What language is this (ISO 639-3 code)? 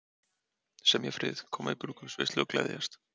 isl